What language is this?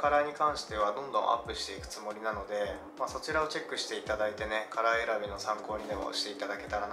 Japanese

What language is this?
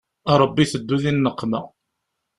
Kabyle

